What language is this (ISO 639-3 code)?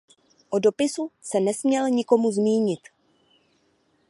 ces